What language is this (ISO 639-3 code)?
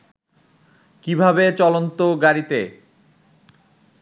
ben